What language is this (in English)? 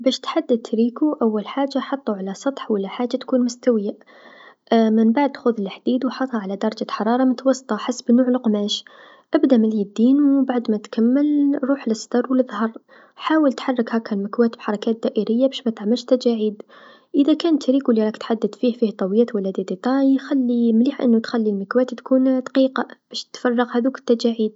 Tunisian Arabic